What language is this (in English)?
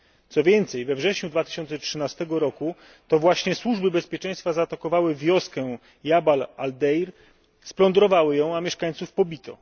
Polish